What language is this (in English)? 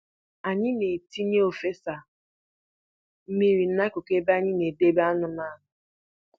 Igbo